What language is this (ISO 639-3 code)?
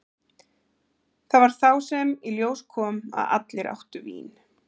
isl